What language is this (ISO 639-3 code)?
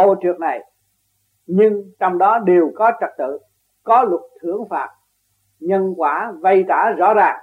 vie